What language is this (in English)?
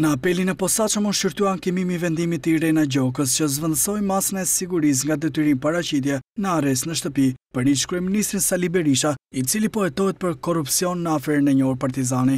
Romanian